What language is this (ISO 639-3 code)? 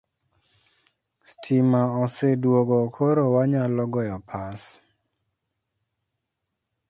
luo